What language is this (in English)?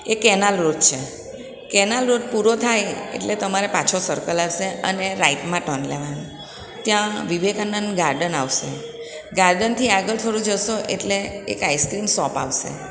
Gujarati